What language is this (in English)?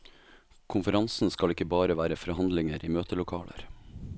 Norwegian